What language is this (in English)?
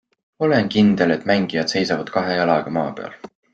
Estonian